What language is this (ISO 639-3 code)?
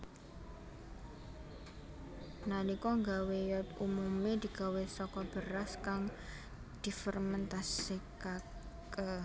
jav